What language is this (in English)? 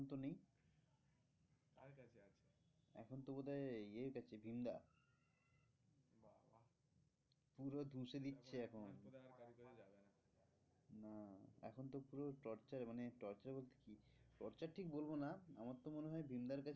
Bangla